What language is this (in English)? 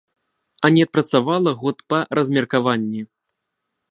Belarusian